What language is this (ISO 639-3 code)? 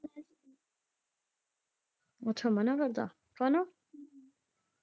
pan